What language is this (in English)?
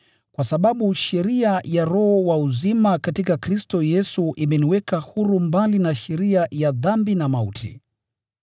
Swahili